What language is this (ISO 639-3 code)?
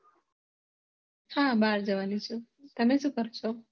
guj